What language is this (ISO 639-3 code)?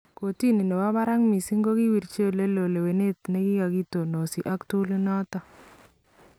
kln